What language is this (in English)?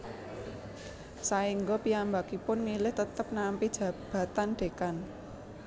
Javanese